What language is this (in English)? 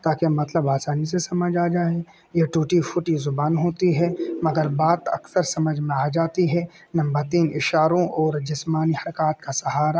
Urdu